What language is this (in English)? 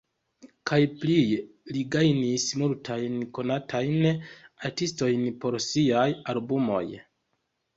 Esperanto